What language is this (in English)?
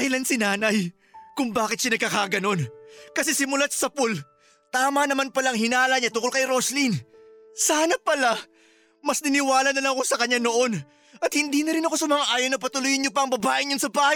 Filipino